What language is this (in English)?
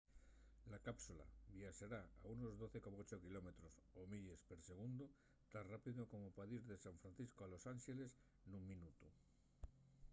Asturian